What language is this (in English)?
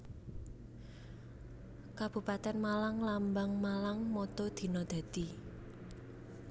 Javanese